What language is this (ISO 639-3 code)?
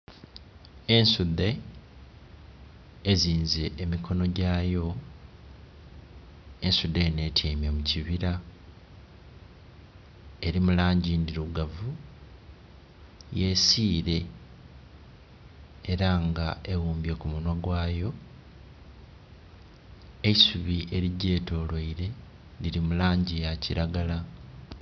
xog